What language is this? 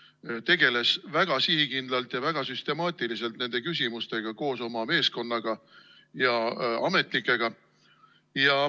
Estonian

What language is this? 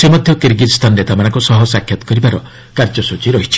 Odia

